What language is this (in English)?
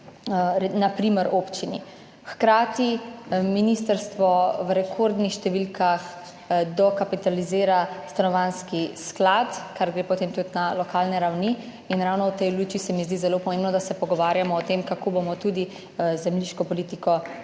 Slovenian